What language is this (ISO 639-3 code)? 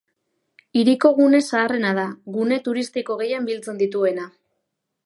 eus